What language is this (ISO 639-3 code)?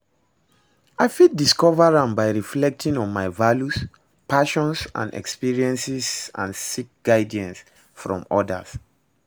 pcm